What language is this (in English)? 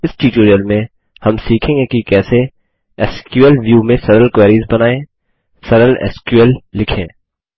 Hindi